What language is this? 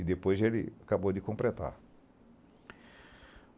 Portuguese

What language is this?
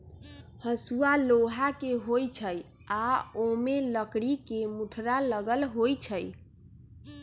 Magahi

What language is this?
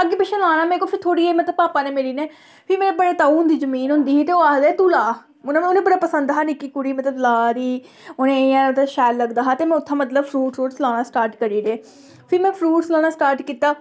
Dogri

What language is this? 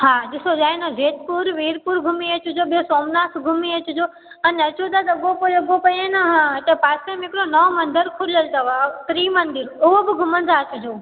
Sindhi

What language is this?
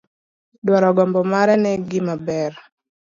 Luo (Kenya and Tanzania)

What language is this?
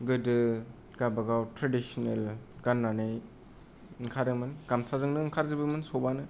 Bodo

